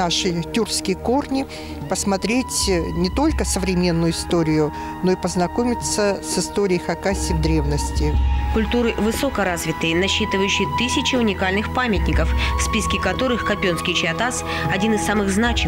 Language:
Russian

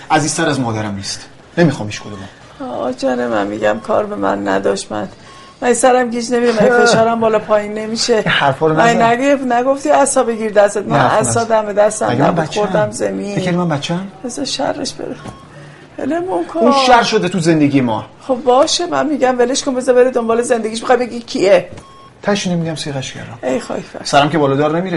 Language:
Persian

